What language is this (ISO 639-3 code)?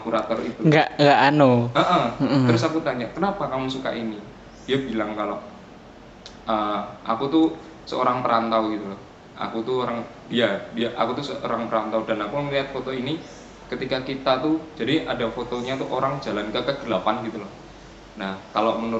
ind